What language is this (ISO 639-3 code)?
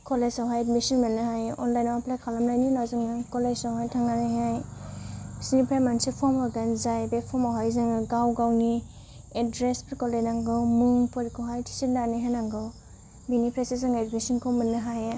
brx